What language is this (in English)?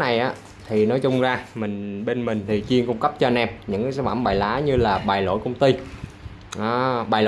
Vietnamese